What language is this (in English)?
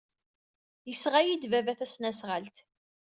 Kabyle